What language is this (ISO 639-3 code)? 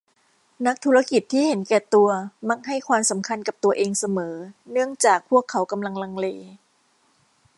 tha